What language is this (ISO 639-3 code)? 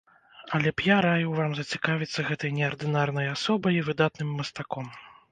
bel